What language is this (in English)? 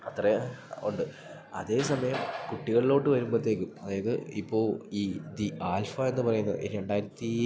Malayalam